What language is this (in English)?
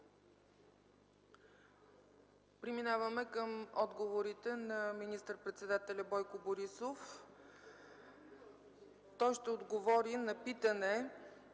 Bulgarian